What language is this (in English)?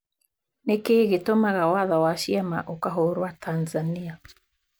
Kikuyu